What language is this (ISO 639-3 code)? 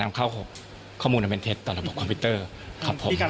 tha